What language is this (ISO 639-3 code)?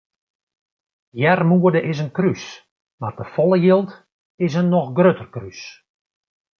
fry